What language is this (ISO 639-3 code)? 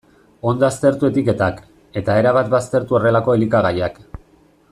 eus